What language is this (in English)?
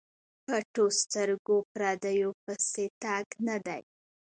Pashto